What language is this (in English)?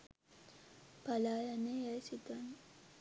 Sinhala